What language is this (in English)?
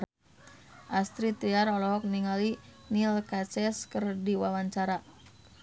Sundanese